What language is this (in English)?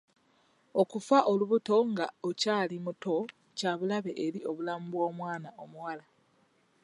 Ganda